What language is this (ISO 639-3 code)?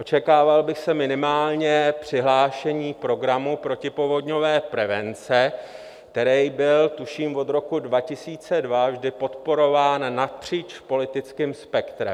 ces